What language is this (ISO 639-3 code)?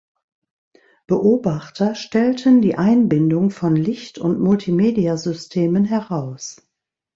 deu